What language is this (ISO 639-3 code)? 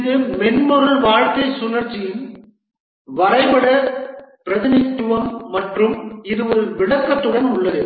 tam